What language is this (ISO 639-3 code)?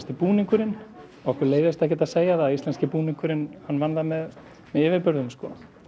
isl